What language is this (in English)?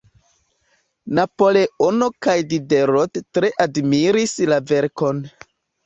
Esperanto